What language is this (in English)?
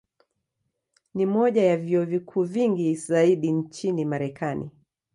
Swahili